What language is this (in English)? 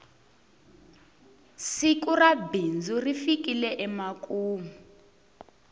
Tsonga